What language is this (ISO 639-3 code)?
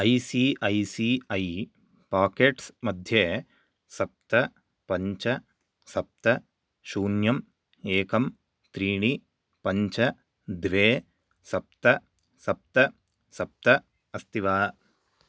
san